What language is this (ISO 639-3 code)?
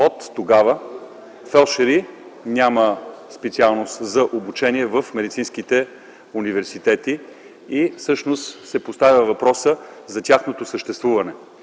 bul